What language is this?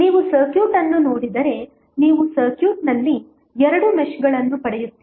Kannada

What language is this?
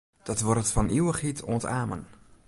Western Frisian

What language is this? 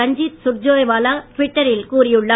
Tamil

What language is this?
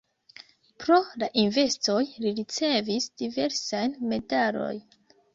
Esperanto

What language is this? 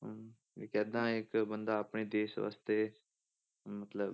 Punjabi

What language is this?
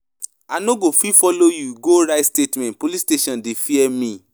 Nigerian Pidgin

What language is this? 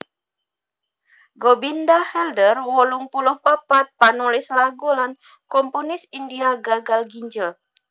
Javanese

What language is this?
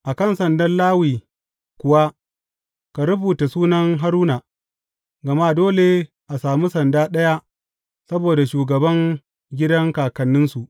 Hausa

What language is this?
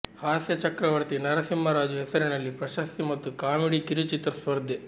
Kannada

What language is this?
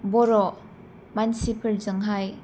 Bodo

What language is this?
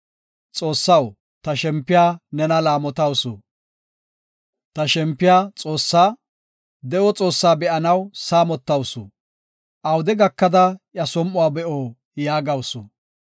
Gofa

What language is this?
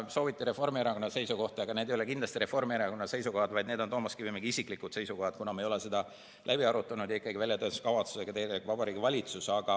Estonian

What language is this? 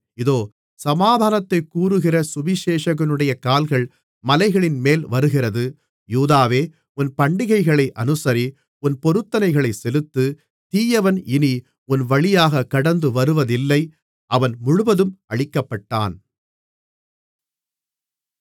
Tamil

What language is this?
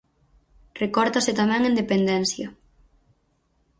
Galician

